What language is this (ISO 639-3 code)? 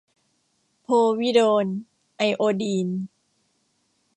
tha